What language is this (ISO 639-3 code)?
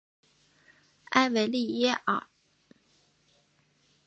zho